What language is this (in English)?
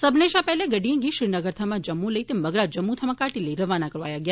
Dogri